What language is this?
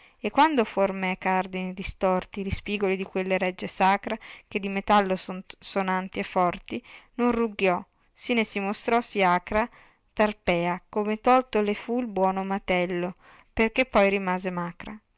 Italian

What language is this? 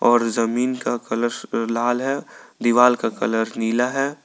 Hindi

